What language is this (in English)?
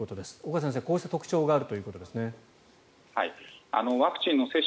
Japanese